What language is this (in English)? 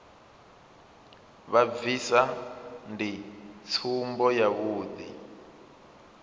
Venda